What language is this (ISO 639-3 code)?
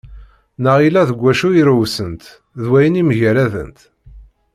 kab